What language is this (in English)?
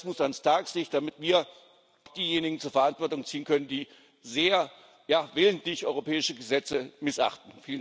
German